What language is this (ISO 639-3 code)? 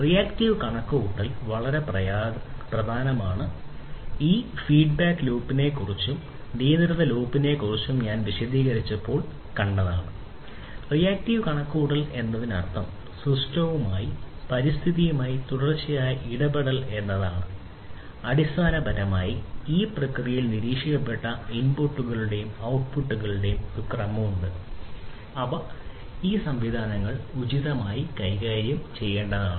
mal